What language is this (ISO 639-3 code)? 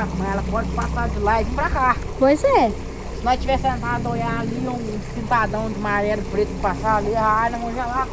por